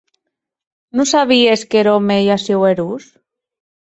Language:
Occitan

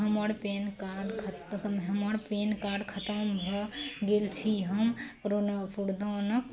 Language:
Maithili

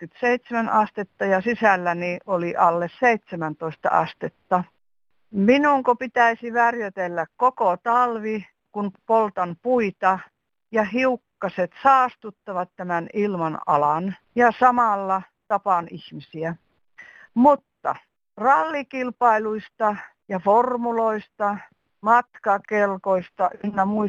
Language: Finnish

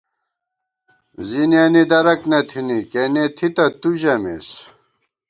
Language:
Gawar-Bati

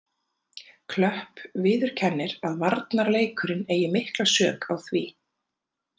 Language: Icelandic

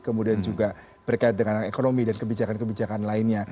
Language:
Indonesian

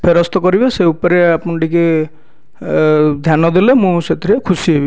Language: Odia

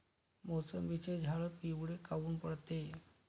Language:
Marathi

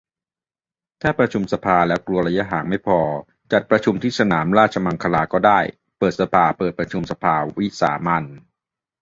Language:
Thai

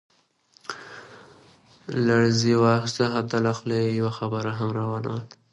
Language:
Pashto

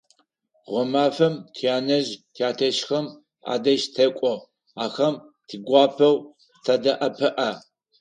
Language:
Adyghe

